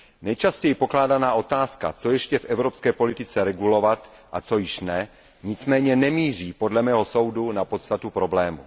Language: Czech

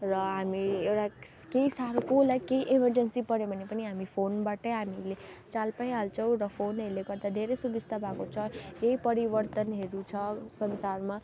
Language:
Nepali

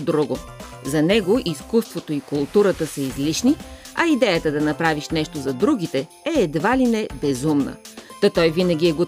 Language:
Bulgarian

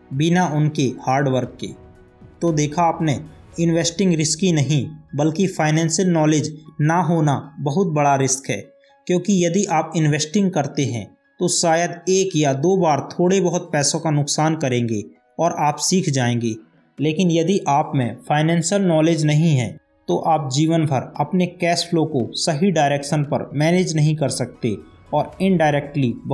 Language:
Hindi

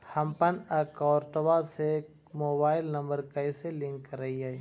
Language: Magahi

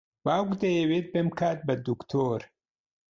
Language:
Central Kurdish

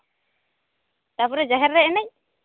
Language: Santali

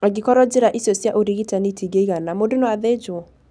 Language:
Kikuyu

